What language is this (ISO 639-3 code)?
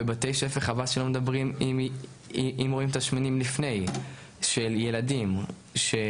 heb